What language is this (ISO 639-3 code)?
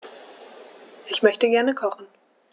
deu